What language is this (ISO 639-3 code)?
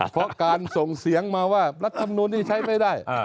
tha